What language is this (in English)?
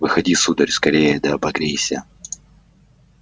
Russian